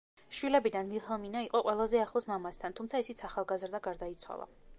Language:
Georgian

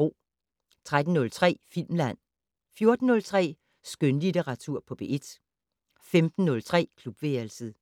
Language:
Danish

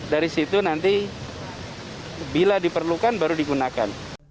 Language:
Indonesian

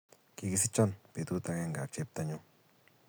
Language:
Kalenjin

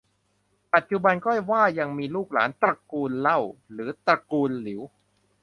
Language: Thai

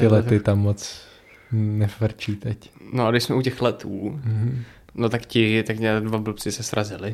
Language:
Czech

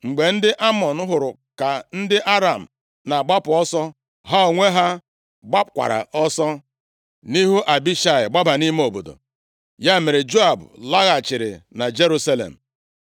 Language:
Igbo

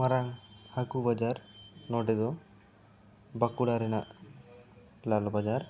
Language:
Santali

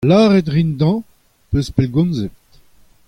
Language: Breton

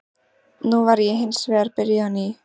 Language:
Icelandic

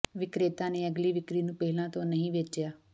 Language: Punjabi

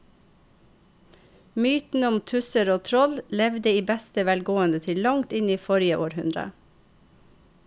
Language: Norwegian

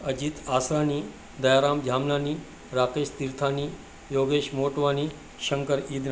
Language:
Sindhi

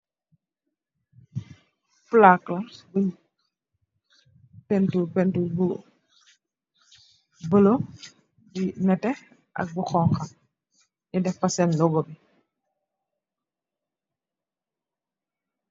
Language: Wolof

